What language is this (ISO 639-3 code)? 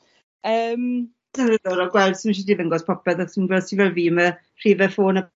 cym